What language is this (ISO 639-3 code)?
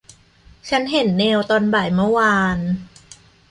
tha